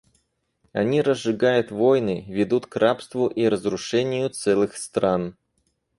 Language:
Russian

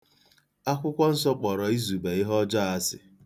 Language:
Igbo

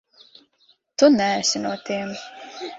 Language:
Latvian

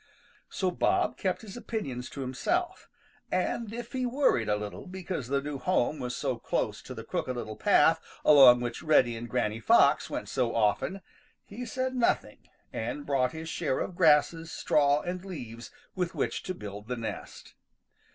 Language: English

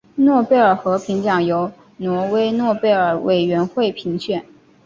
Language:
Chinese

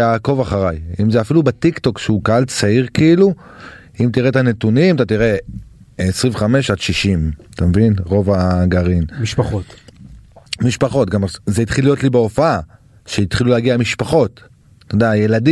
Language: Hebrew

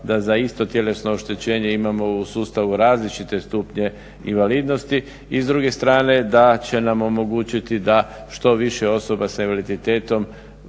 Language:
Croatian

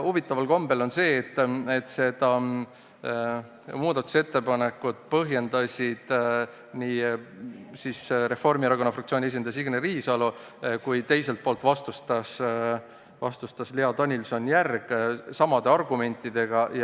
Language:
Estonian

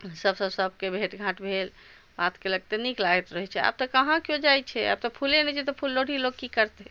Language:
Maithili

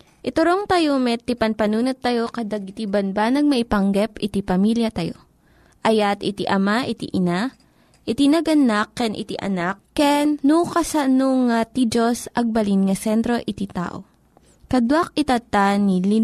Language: Filipino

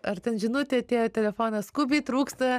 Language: Lithuanian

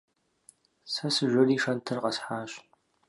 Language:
Kabardian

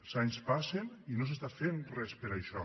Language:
Catalan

